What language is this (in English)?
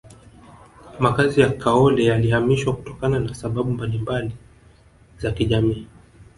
Swahili